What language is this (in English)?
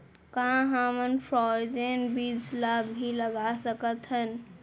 Chhattisgarhi